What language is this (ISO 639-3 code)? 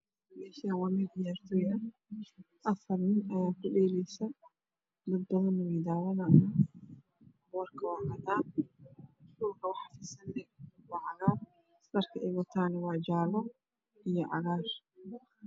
som